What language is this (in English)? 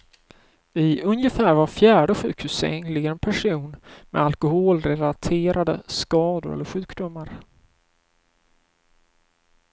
Swedish